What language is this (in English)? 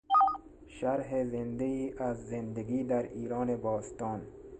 Persian